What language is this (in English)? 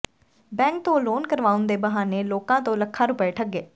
Punjabi